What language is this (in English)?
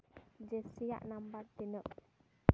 Santali